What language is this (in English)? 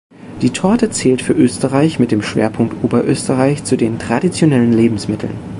German